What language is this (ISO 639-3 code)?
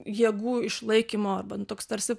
lit